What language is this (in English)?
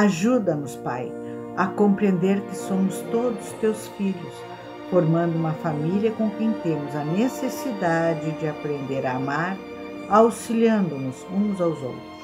Portuguese